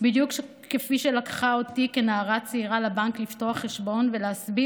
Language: Hebrew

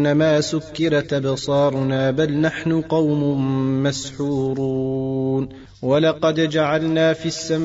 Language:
Arabic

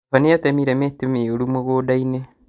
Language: Kikuyu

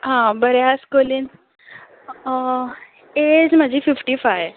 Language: Konkani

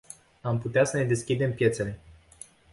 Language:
Romanian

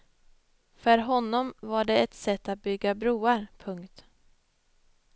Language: Swedish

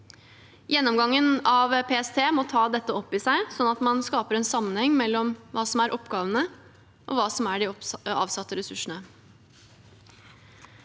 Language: Norwegian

